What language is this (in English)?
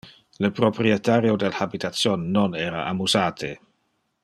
Interlingua